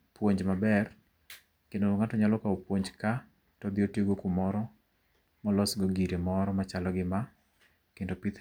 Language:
Luo (Kenya and Tanzania)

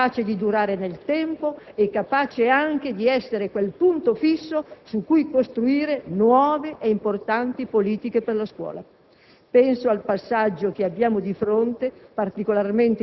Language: Italian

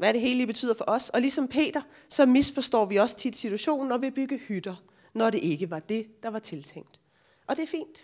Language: Danish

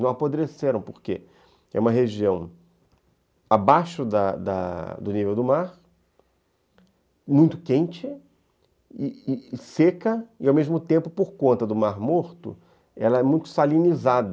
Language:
Portuguese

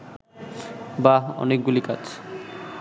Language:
Bangla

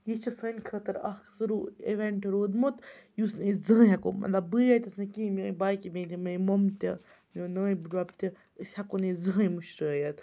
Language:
Kashmiri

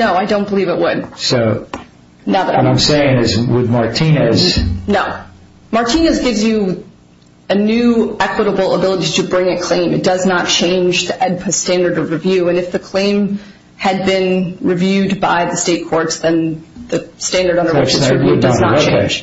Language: English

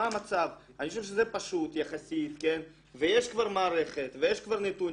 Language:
Hebrew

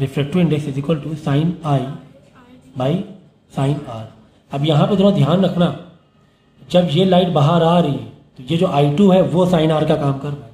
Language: Hindi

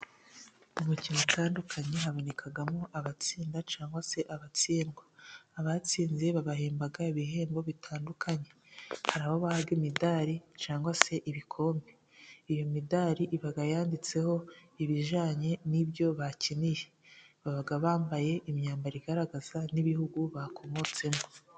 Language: Kinyarwanda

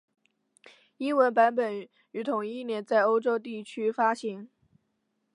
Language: Chinese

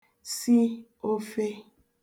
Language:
Igbo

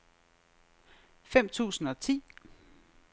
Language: Danish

